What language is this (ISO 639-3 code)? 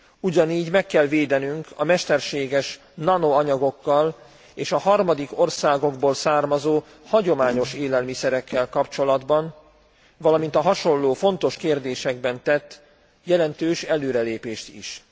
hun